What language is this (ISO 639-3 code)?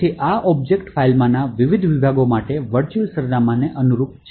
guj